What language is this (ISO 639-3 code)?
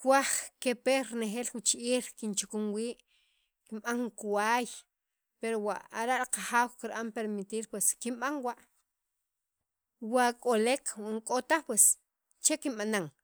quv